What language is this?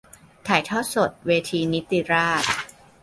Thai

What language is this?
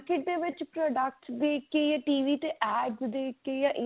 Punjabi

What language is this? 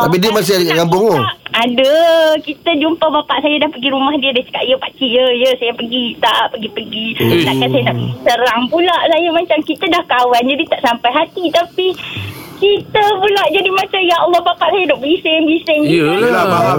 Malay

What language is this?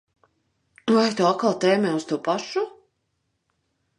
Latvian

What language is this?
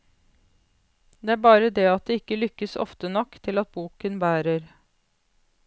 Norwegian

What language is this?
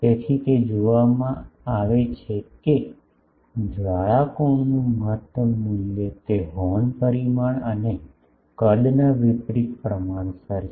Gujarati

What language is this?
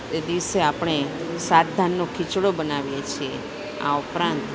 Gujarati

